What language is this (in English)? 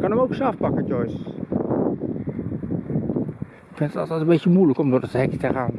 Dutch